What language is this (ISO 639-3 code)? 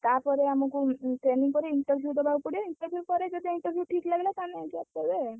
ori